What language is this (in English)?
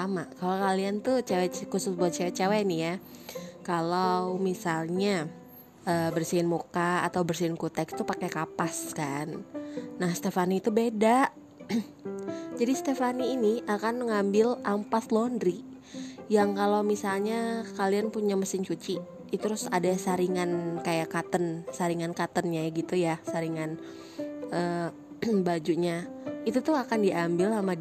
Indonesian